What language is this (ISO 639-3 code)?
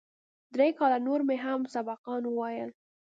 pus